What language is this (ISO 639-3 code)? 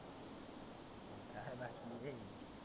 mar